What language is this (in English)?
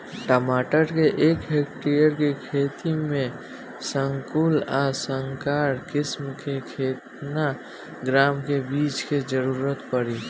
Bhojpuri